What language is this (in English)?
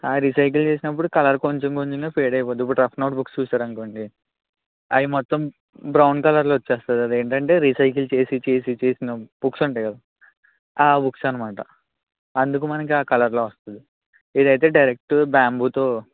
Telugu